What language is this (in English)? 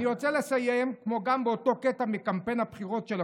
Hebrew